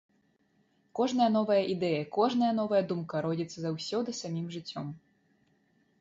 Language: Belarusian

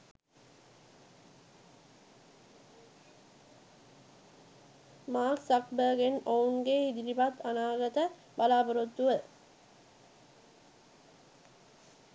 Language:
Sinhala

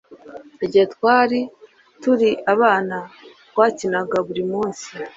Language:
Kinyarwanda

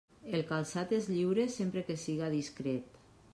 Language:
Catalan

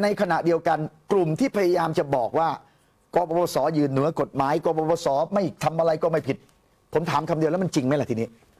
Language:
Thai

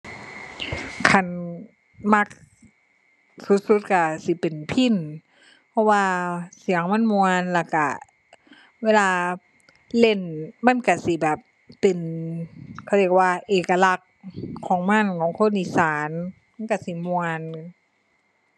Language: Thai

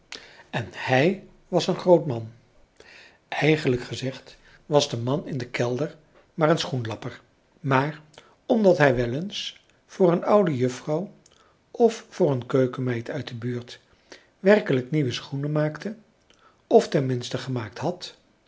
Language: Dutch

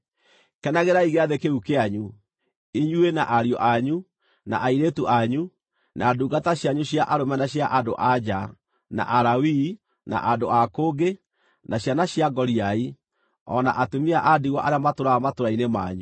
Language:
Kikuyu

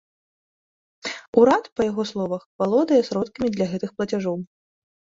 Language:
Belarusian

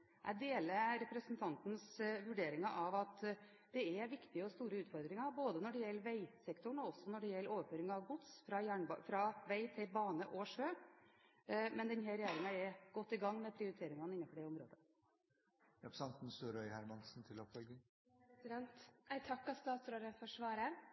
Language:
Norwegian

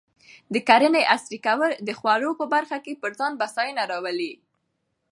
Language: Pashto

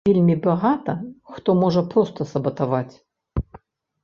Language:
Belarusian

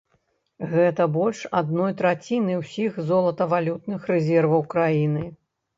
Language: Belarusian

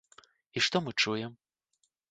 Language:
Belarusian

